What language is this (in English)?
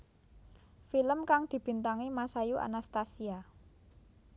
Javanese